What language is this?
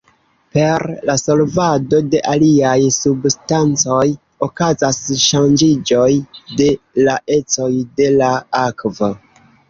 Esperanto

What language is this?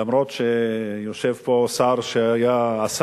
Hebrew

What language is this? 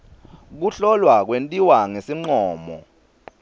Swati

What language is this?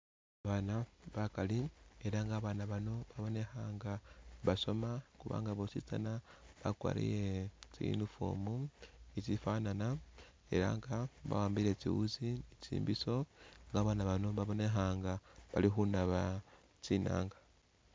Masaaba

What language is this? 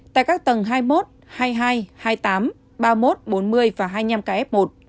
Vietnamese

